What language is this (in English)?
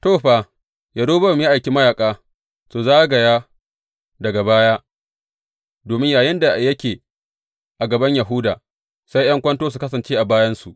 Hausa